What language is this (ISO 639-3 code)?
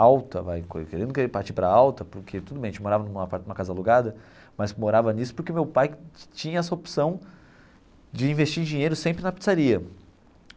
por